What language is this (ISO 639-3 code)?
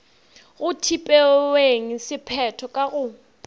nso